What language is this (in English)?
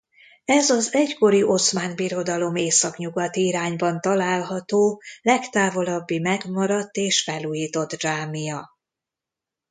Hungarian